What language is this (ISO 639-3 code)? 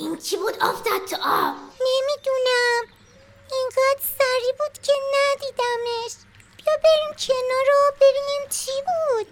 fas